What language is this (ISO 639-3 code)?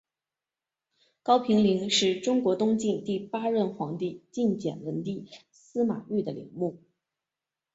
zho